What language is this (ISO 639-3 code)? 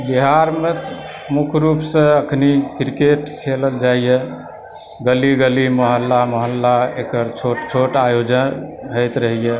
mai